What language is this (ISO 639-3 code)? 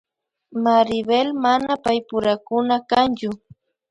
qvi